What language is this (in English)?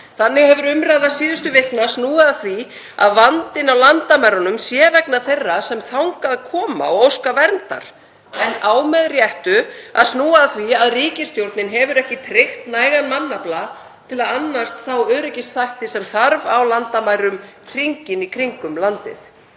Icelandic